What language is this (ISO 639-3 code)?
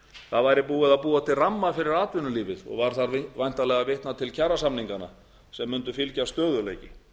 isl